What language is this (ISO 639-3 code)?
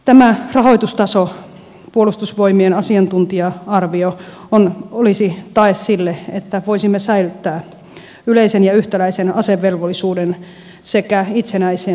fin